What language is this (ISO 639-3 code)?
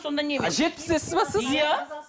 kaz